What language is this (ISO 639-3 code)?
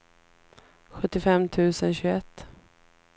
swe